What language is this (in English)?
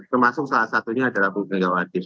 Indonesian